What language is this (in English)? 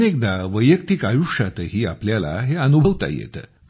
Marathi